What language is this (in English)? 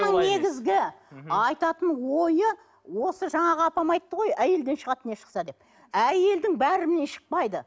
Kazakh